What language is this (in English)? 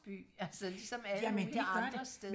Danish